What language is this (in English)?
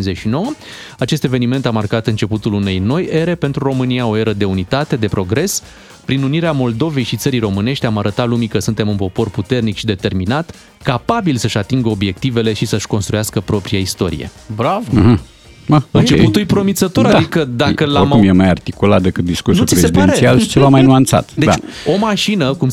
Romanian